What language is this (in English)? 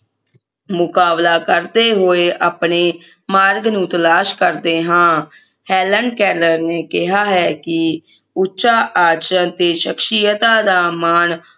Punjabi